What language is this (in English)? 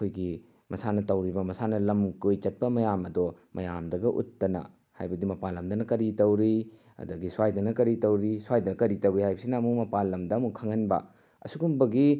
Manipuri